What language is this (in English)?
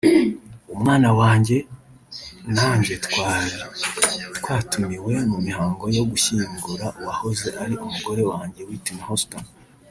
Kinyarwanda